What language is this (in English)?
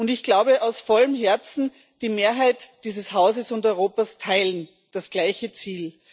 German